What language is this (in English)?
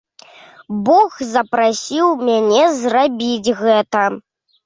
Belarusian